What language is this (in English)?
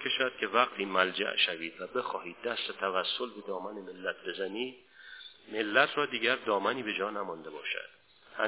Persian